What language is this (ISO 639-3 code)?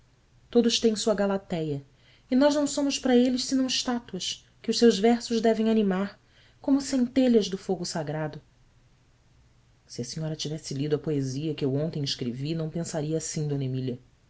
por